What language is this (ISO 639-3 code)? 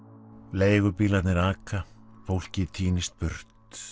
isl